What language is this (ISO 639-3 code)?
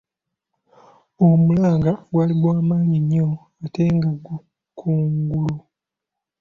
lug